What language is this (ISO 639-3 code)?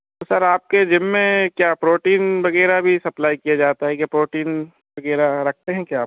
hin